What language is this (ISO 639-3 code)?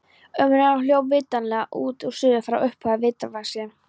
isl